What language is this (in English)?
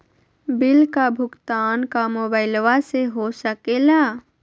Magahi